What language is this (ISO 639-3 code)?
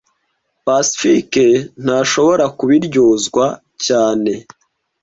kin